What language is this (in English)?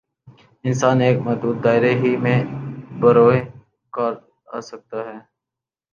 Urdu